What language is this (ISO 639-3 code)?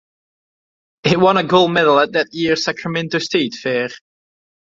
eng